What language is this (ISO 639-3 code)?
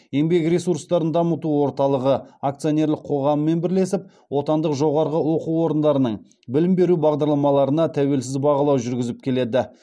kaz